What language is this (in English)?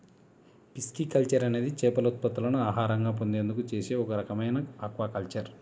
Telugu